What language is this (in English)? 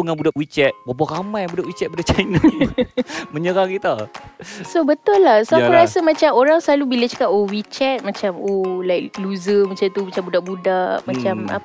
Malay